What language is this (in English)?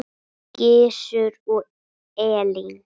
Icelandic